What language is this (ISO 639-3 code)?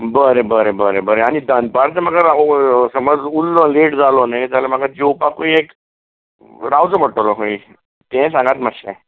kok